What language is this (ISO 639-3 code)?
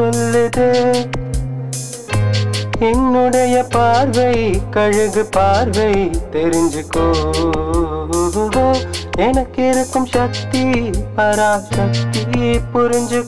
ind